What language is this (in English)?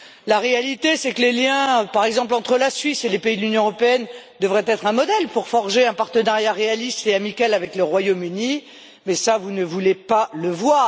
French